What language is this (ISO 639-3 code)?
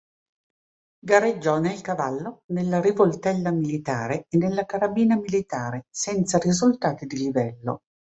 ita